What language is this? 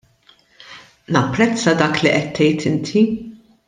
Maltese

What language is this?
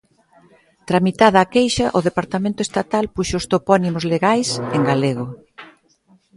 Galician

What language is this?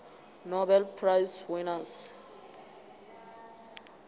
Venda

